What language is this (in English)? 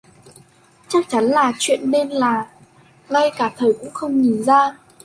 Vietnamese